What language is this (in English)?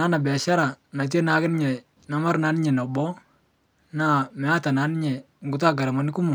Masai